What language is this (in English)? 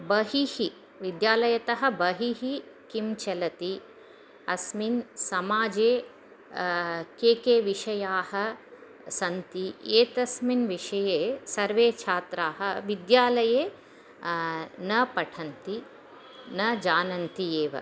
Sanskrit